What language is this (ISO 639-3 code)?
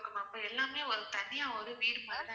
tam